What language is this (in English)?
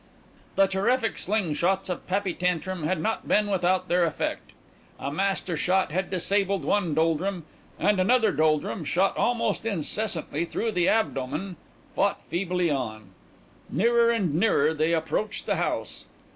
English